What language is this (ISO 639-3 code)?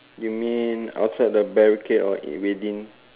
eng